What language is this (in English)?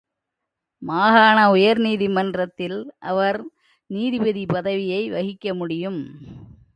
Tamil